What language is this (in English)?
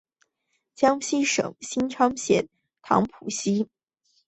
Chinese